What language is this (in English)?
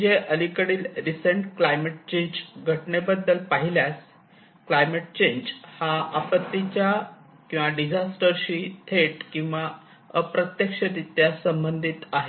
Marathi